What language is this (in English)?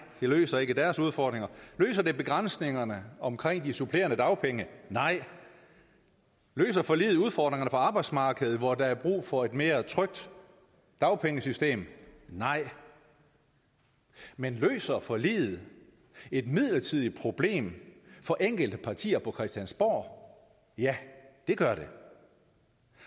Danish